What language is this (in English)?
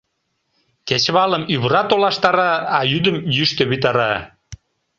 Mari